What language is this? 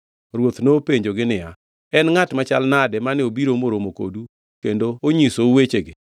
Luo (Kenya and Tanzania)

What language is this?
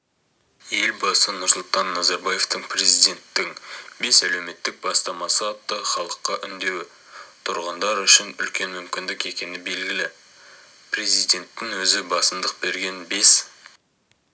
Kazakh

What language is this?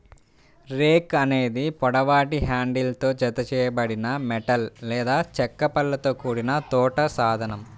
Telugu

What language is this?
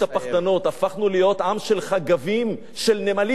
Hebrew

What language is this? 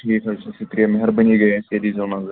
Kashmiri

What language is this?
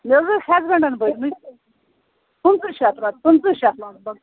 Kashmiri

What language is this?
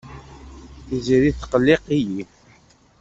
Kabyle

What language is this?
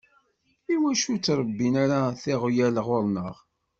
Kabyle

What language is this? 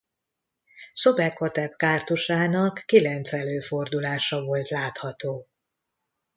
Hungarian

